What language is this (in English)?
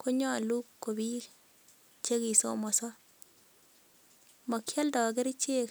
Kalenjin